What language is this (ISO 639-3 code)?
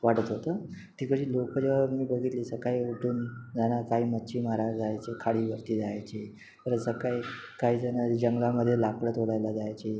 mar